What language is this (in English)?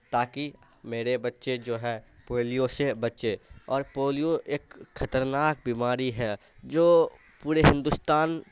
Urdu